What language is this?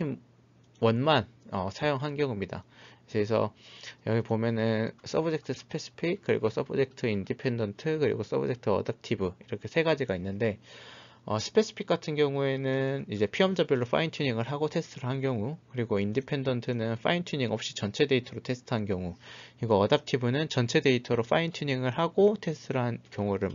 Korean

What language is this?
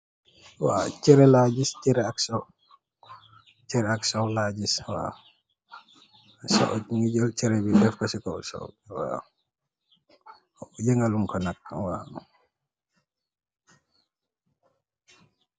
Wolof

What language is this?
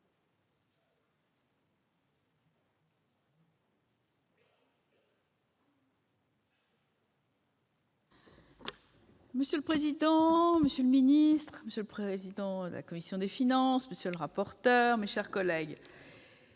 French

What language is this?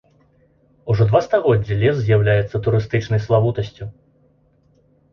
Belarusian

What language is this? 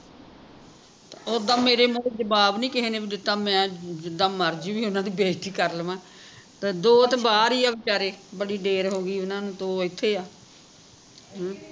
Punjabi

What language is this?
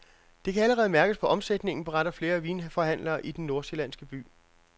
Danish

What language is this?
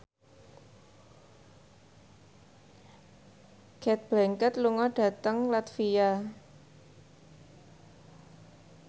Javanese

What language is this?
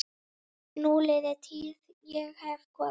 Icelandic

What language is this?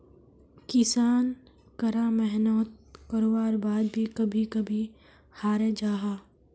Magahi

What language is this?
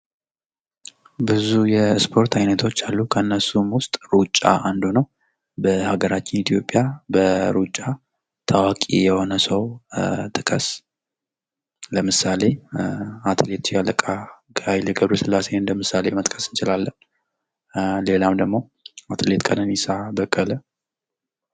Amharic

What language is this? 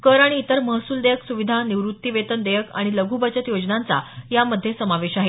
Marathi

